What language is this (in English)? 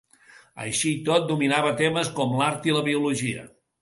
Catalan